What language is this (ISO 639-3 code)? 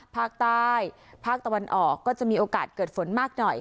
tha